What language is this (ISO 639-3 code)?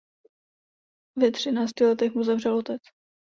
ces